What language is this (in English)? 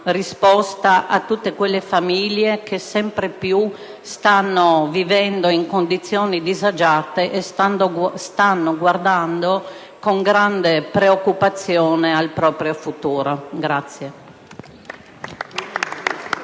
Italian